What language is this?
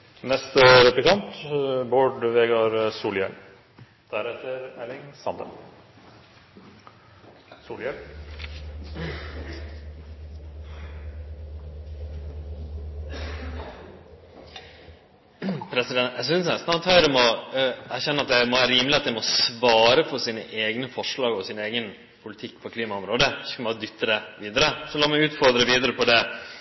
Norwegian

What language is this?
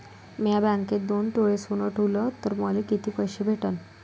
Marathi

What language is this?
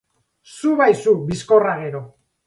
Basque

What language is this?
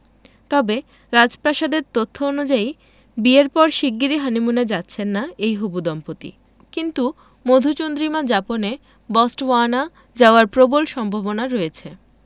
Bangla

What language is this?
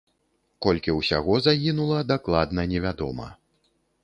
Belarusian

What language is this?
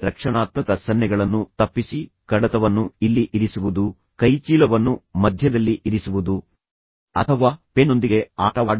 Kannada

